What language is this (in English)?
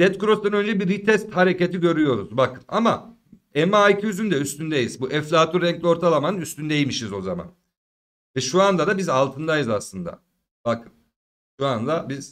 Turkish